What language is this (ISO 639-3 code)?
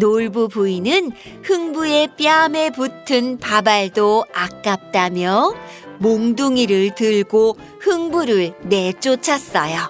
kor